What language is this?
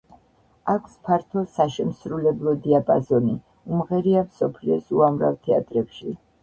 Georgian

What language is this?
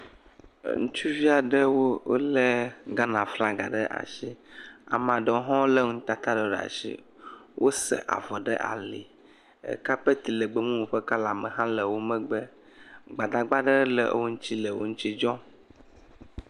Ewe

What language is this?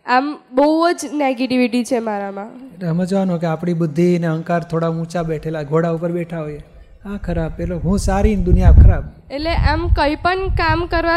Gujarati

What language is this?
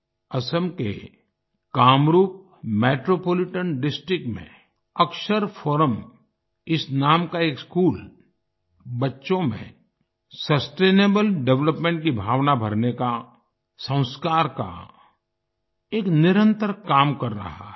Hindi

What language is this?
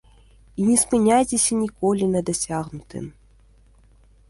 Belarusian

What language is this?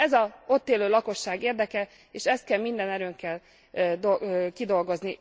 Hungarian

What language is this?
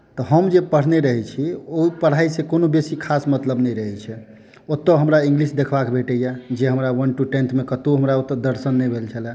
Maithili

